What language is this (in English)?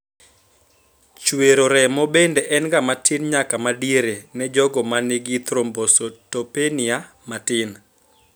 Luo (Kenya and Tanzania)